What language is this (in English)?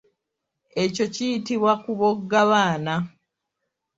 Ganda